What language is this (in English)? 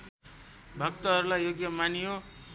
Nepali